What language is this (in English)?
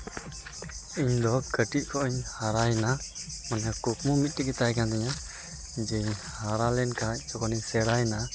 Santali